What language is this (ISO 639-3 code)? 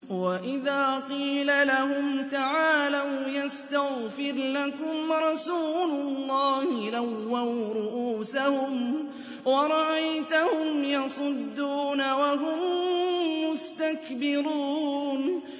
ara